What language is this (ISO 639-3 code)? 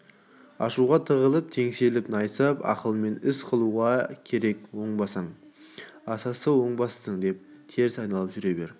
kaz